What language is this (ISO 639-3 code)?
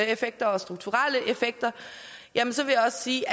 dan